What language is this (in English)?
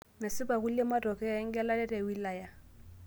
Masai